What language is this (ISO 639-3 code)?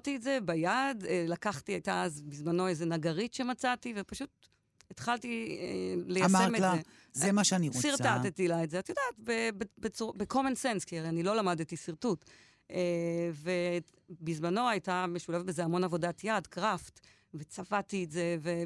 heb